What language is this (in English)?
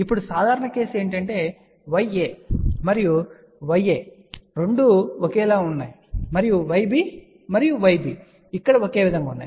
Telugu